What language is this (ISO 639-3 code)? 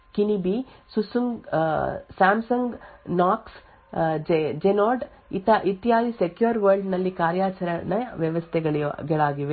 kan